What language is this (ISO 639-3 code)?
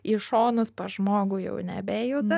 lit